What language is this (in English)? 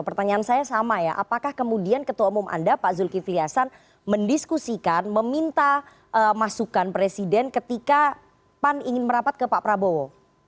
Indonesian